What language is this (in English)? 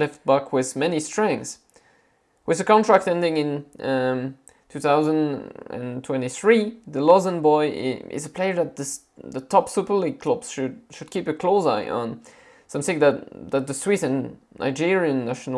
English